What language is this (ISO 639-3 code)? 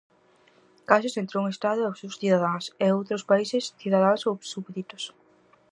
glg